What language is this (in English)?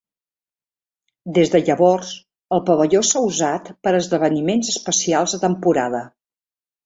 Catalan